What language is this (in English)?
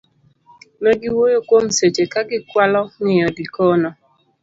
Luo (Kenya and Tanzania)